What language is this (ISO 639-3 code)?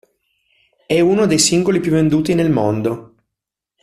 ita